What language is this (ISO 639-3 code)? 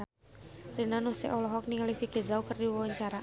sun